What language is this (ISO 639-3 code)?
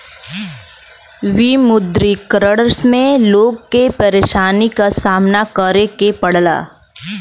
bho